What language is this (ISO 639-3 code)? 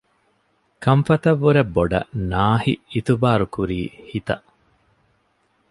div